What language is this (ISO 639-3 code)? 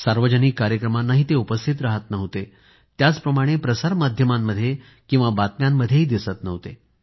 mar